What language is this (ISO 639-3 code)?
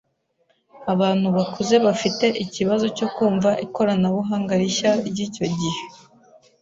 kin